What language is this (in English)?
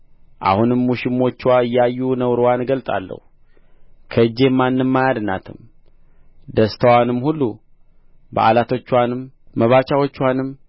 Amharic